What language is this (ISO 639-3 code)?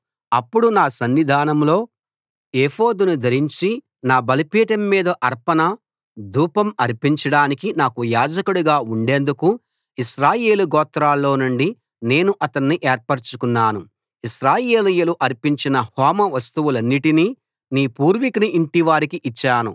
tel